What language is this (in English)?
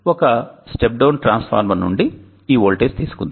Telugu